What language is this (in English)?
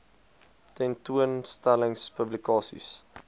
Afrikaans